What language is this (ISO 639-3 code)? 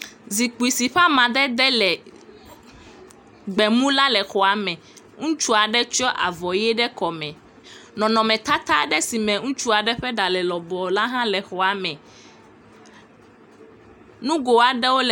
ewe